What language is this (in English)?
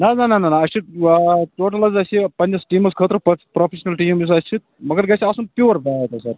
Kashmiri